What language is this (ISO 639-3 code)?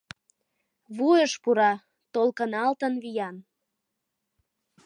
chm